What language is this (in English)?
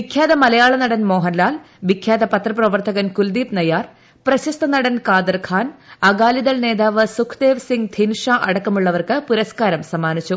Malayalam